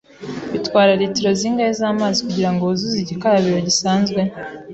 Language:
Kinyarwanda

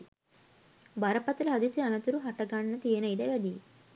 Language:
Sinhala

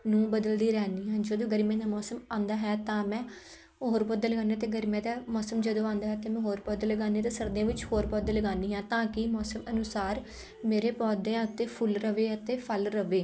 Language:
Punjabi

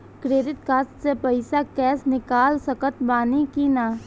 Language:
Bhojpuri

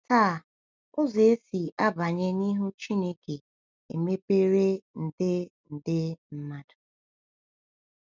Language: Igbo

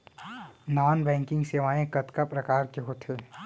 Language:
Chhattisgarhi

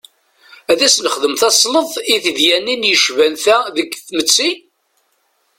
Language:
Kabyle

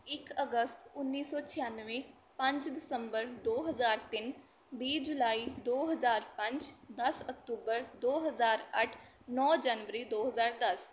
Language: Punjabi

